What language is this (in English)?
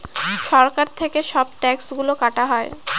Bangla